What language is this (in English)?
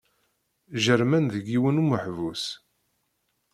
Kabyle